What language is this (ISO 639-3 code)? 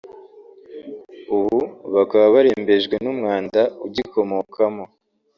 kin